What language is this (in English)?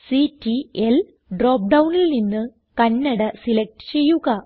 Malayalam